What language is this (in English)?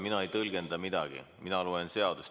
Estonian